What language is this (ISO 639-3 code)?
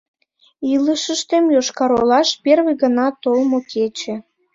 chm